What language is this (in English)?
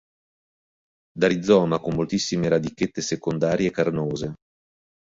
Italian